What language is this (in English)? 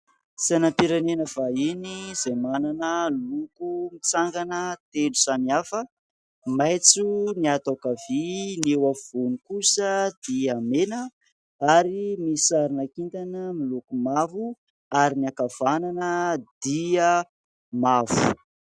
Malagasy